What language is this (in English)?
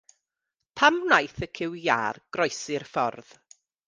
Welsh